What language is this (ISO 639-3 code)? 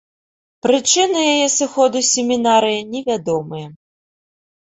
bel